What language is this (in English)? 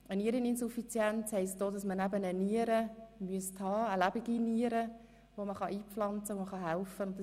Swiss German